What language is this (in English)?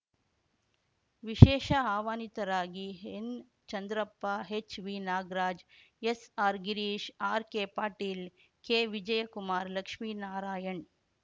Kannada